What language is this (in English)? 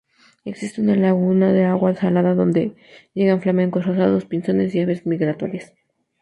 Spanish